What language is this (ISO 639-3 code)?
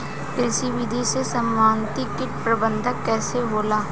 bho